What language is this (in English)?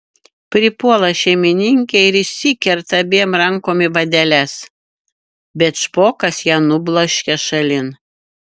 Lithuanian